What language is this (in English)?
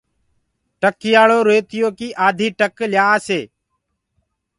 Gurgula